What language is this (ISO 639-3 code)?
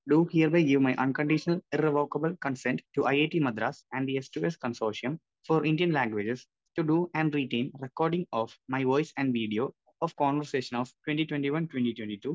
mal